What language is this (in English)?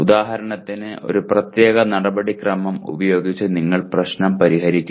Malayalam